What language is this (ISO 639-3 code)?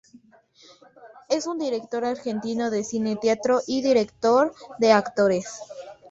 spa